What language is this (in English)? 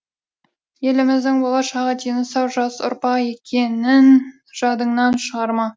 Kazakh